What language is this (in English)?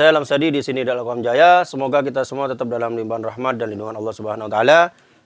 Indonesian